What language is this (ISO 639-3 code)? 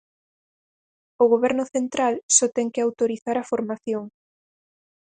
glg